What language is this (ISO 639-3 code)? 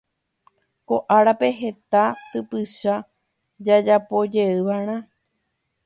grn